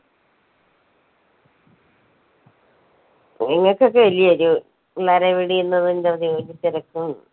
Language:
Malayalam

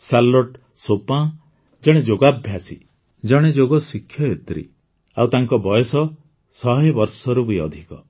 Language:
Odia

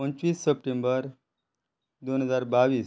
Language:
Konkani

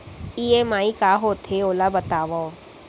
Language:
Chhattisgarhi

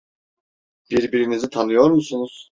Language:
Turkish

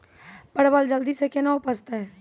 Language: Maithili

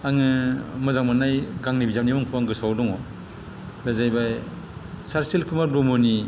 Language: Bodo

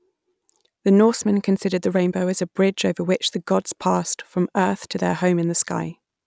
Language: English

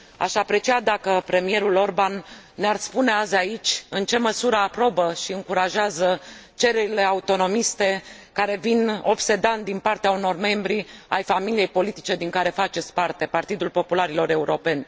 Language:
Romanian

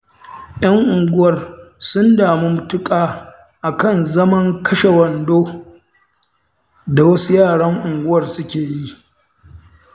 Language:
Hausa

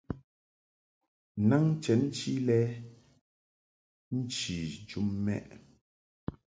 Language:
Mungaka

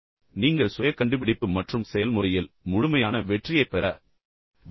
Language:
Tamil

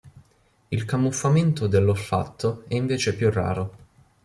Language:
Italian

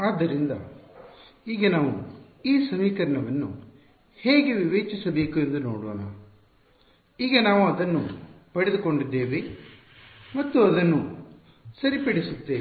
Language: Kannada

